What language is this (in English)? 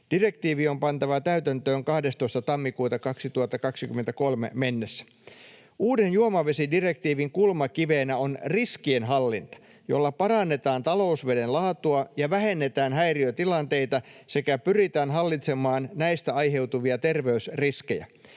Finnish